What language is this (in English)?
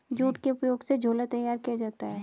Hindi